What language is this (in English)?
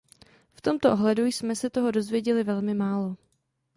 Czech